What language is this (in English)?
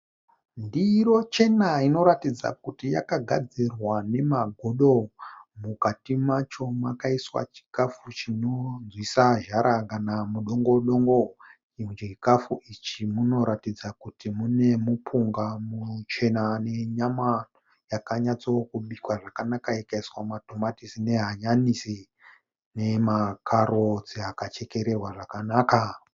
Shona